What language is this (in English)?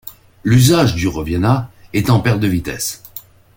French